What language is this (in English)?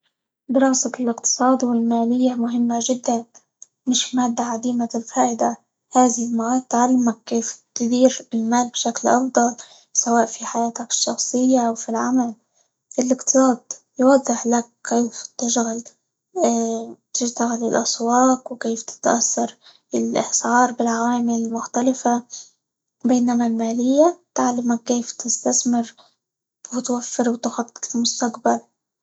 Libyan Arabic